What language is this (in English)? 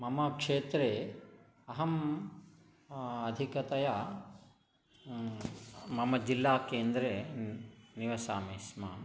Sanskrit